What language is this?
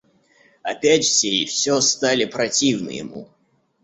Russian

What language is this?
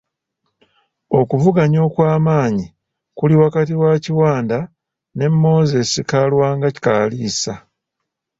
Ganda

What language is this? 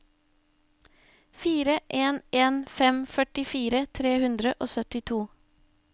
Norwegian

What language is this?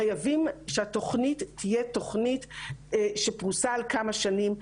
Hebrew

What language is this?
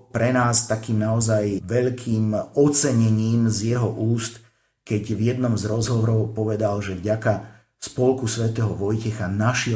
Slovak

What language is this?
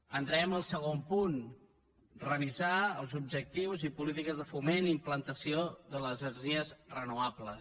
Catalan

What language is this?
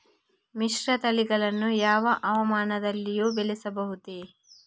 Kannada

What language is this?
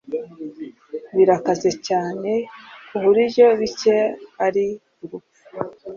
Kinyarwanda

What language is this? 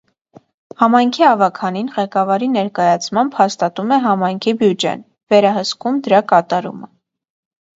Armenian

